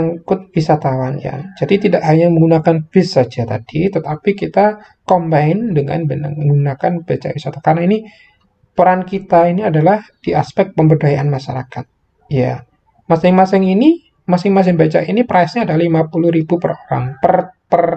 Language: Indonesian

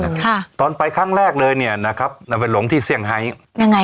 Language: Thai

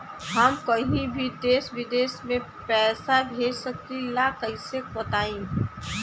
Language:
Bhojpuri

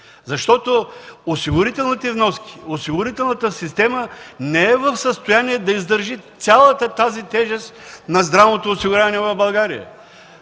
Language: Bulgarian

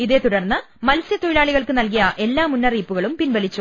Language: Malayalam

